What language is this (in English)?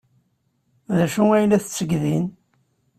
Kabyle